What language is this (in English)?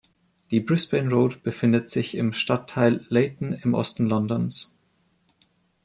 German